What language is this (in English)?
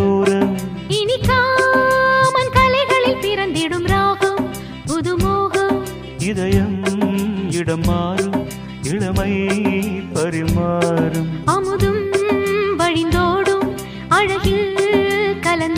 Tamil